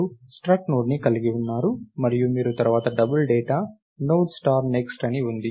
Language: Telugu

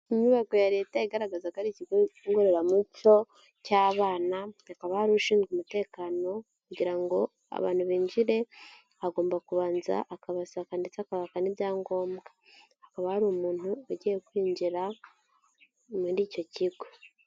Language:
Kinyarwanda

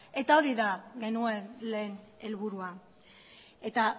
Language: Basque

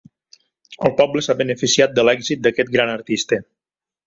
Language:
Catalan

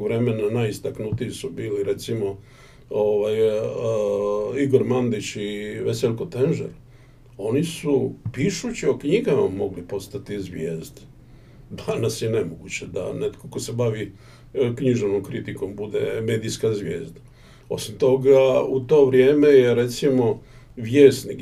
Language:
Croatian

